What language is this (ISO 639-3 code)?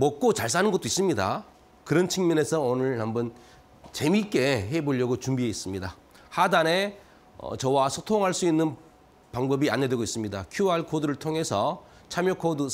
kor